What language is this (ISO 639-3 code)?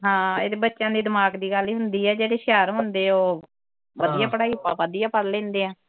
pan